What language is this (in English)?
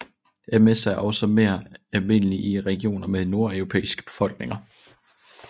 Danish